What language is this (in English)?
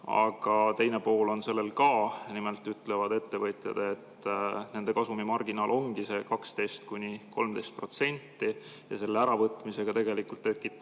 Estonian